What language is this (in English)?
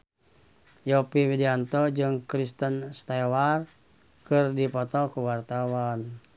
Sundanese